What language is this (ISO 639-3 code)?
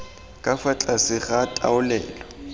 tsn